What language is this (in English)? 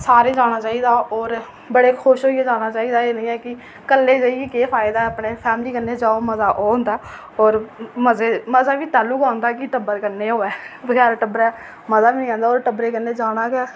Dogri